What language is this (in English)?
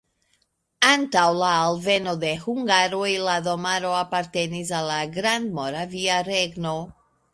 Esperanto